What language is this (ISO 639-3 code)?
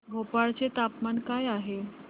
mar